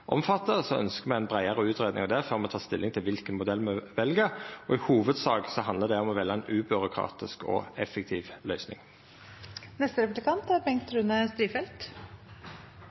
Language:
Norwegian Nynorsk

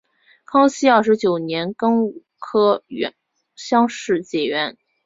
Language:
Chinese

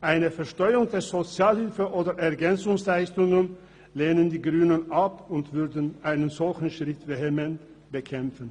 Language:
Swiss German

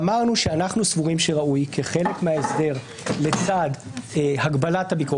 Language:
Hebrew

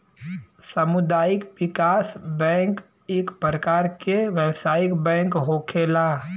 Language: Bhojpuri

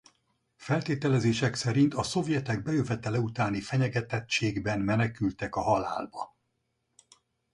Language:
Hungarian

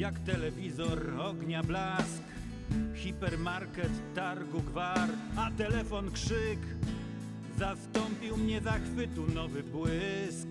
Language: Polish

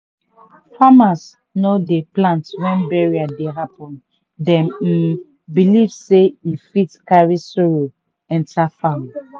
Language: Nigerian Pidgin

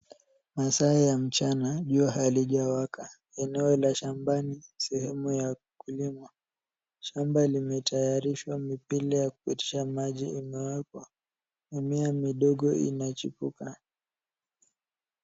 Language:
Swahili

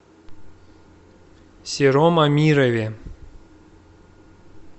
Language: Russian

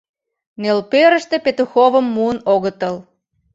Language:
Mari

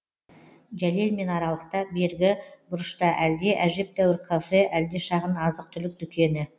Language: Kazakh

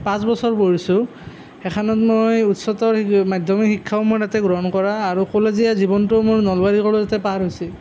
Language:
Assamese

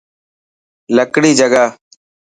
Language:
Dhatki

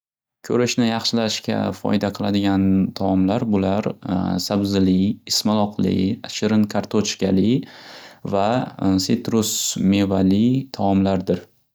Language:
Uzbek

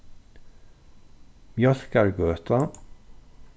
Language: Faroese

